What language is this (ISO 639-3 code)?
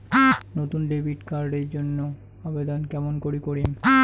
ben